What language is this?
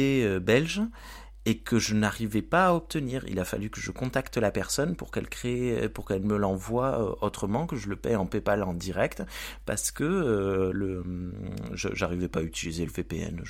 French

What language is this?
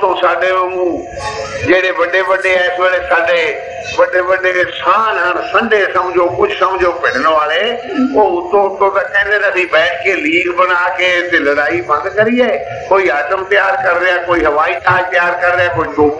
Punjabi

